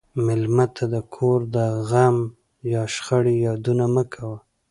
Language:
Pashto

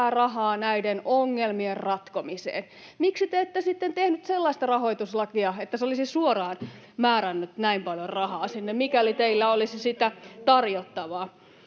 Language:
Finnish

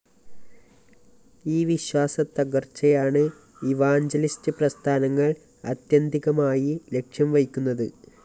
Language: Malayalam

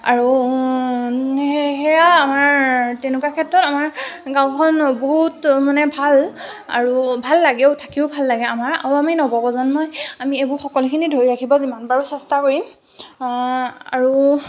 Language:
Assamese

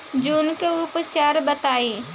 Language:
Bhojpuri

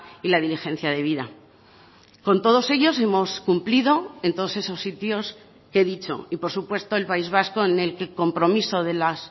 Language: Spanish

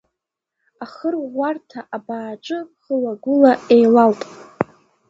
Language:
Abkhazian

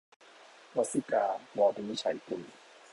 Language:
Thai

